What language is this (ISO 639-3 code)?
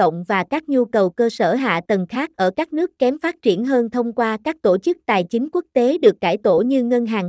vie